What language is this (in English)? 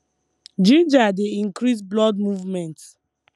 Nigerian Pidgin